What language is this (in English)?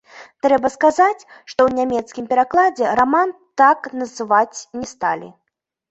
Belarusian